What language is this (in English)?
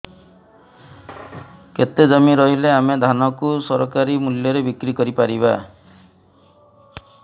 Odia